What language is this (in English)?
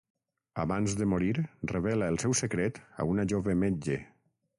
Catalan